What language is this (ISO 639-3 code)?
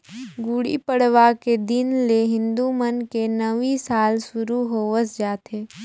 hne